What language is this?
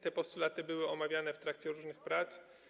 Polish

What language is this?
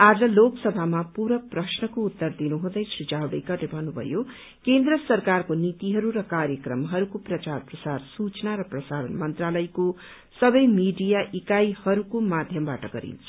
Nepali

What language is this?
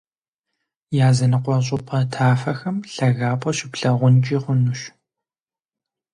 Kabardian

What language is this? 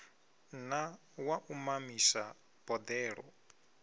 Venda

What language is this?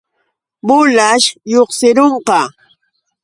Yauyos Quechua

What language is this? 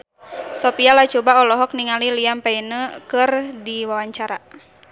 Sundanese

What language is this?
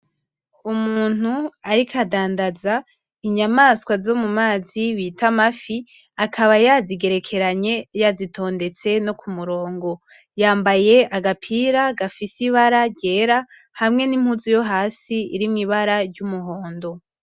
Rundi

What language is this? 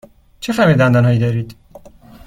Persian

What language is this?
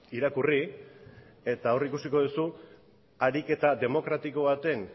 Basque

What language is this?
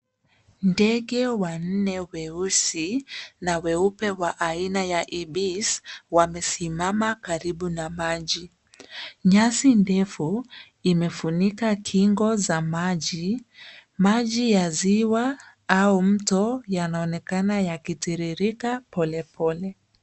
Swahili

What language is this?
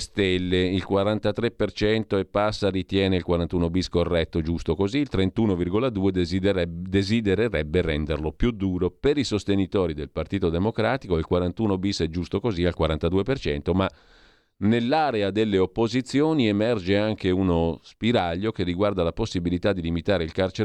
Italian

